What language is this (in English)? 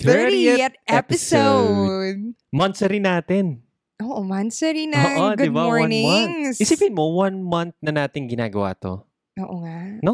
Filipino